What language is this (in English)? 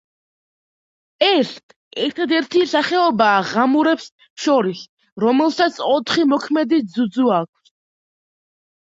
Georgian